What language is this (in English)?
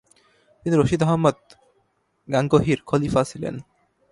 Bangla